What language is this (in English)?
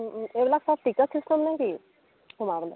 Assamese